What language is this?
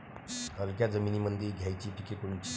Marathi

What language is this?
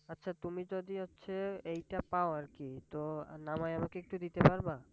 Bangla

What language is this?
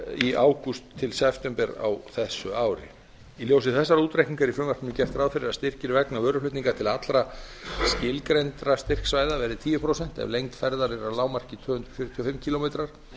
Icelandic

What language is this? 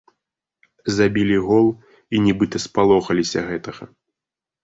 Belarusian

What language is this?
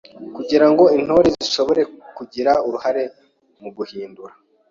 Kinyarwanda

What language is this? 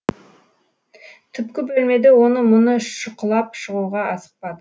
Kazakh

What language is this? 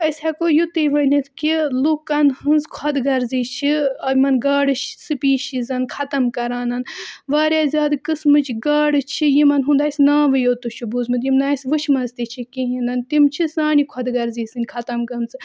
Kashmiri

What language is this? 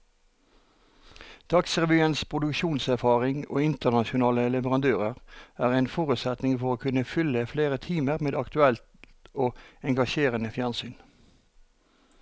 Norwegian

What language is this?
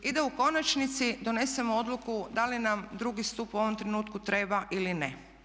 Croatian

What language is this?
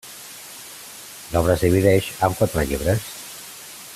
Catalan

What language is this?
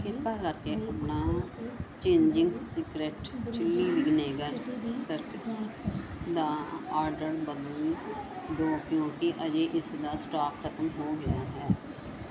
Punjabi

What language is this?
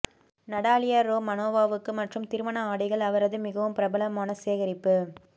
Tamil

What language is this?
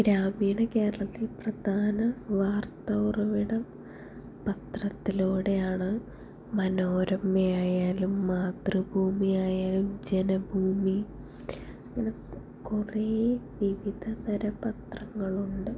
Malayalam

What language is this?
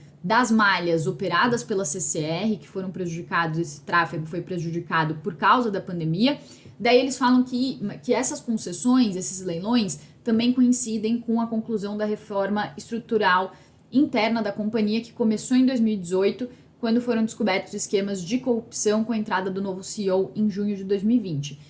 Portuguese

